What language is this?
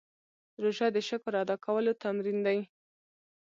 Pashto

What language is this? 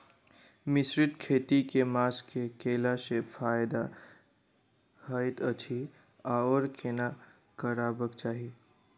Maithili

